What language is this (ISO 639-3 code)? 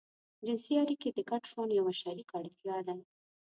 pus